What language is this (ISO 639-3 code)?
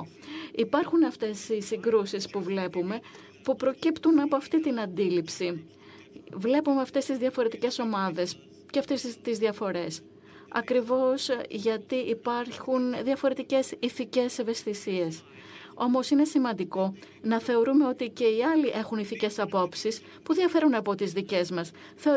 ell